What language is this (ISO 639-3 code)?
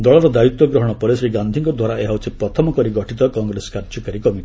ori